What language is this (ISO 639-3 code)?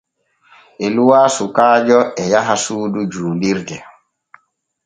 fue